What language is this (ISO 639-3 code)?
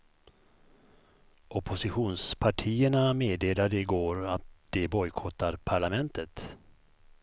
swe